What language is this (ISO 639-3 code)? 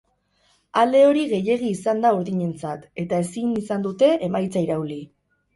eus